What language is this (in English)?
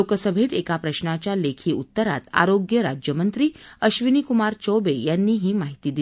Marathi